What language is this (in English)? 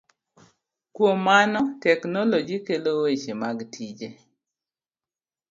Luo (Kenya and Tanzania)